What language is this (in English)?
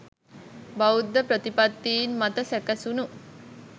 Sinhala